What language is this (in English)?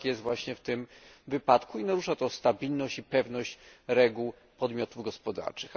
Polish